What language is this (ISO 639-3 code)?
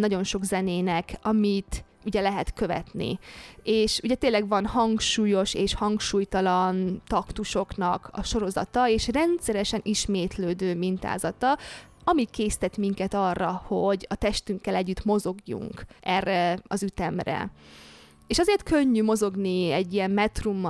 hun